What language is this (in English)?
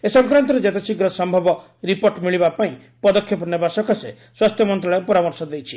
Odia